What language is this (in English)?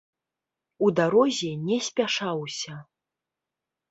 Belarusian